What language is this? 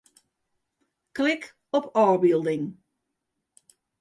Western Frisian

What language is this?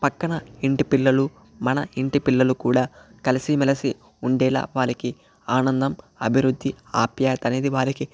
Telugu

